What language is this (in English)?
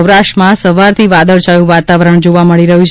Gujarati